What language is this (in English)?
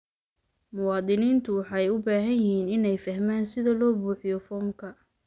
Somali